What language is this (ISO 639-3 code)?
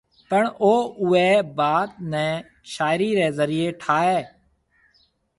mve